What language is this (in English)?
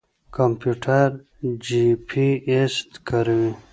Pashto